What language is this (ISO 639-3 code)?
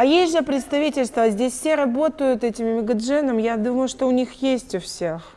rus